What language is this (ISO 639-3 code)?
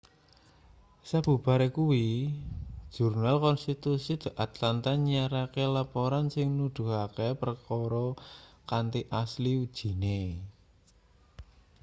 jav